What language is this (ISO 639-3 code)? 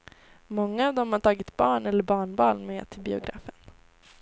swe